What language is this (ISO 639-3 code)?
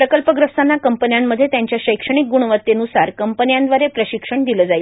mar